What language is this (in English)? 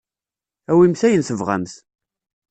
Kabyle